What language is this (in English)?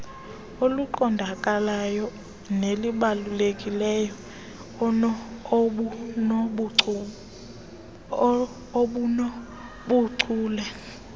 Xhosa